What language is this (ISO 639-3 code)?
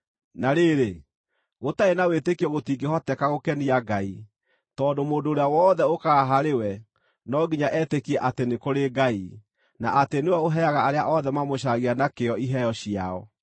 kik